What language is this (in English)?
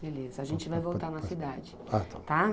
Portuguese